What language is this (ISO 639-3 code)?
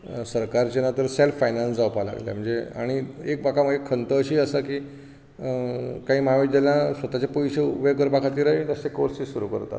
kok